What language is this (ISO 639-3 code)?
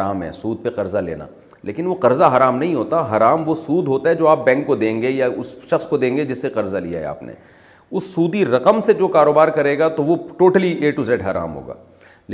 urd